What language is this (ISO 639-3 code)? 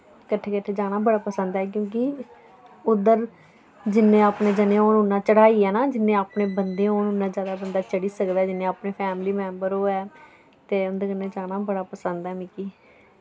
doi